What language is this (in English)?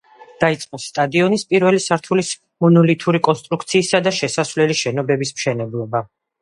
Georgian